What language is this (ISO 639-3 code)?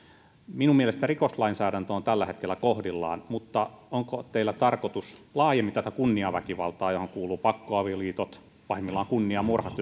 fin